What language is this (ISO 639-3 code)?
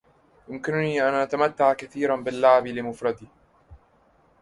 ara